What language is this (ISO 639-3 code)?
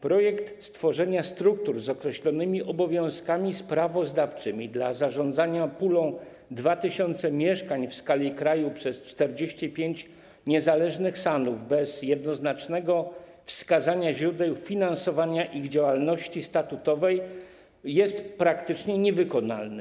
pol